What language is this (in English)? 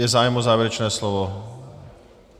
Czech